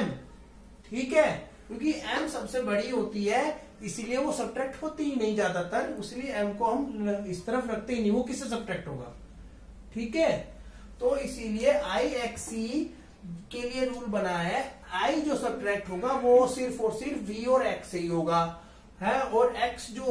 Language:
Hindi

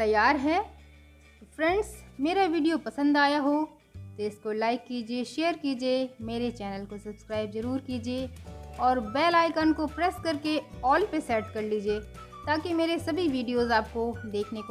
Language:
Hindi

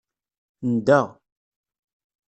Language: Kabyle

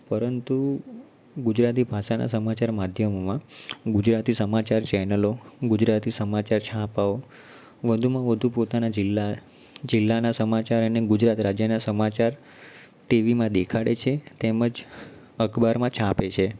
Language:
Gujarati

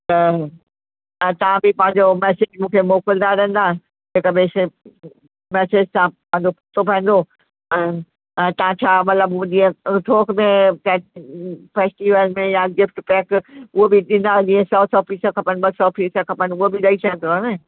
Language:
Sindhi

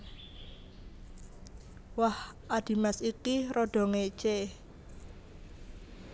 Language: Javanese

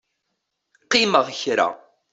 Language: Kabyle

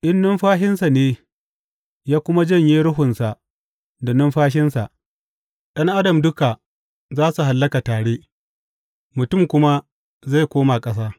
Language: Hausa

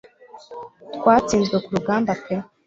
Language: Kinyarwanda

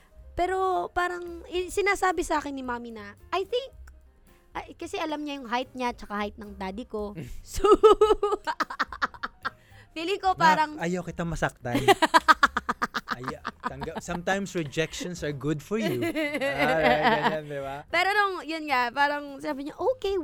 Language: Filipino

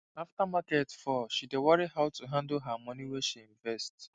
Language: Nigerian Pidgin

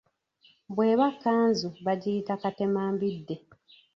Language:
Ganda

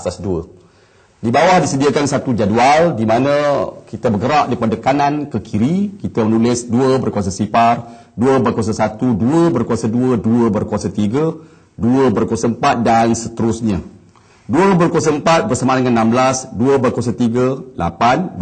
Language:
Malay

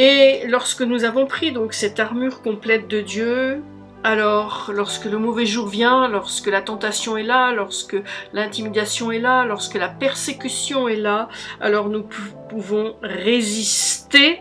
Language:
French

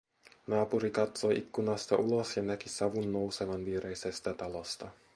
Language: Finnish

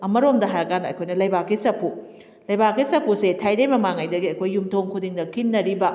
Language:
Manipuri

